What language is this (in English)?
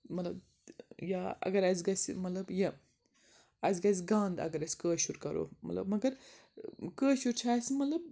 Kashmiri